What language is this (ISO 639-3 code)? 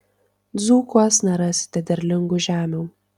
lit